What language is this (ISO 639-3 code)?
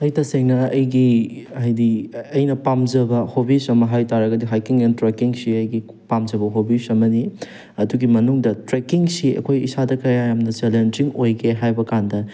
mni